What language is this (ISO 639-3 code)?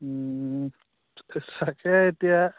asm